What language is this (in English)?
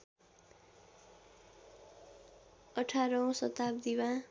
Nepali